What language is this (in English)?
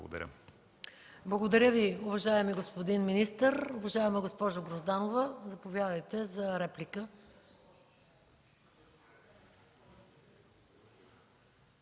Bulgarian